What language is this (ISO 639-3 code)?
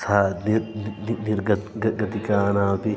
san